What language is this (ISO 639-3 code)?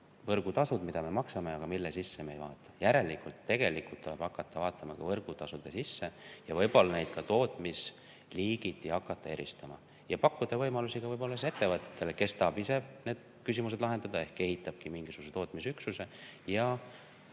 est